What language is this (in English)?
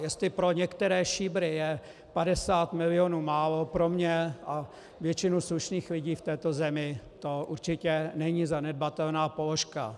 Czech